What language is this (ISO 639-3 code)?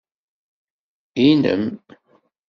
kab